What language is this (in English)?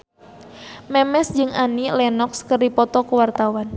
Sundanese